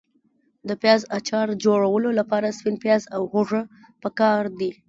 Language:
Pashto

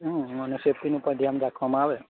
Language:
Gujarati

